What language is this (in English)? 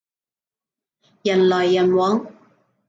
Cantonese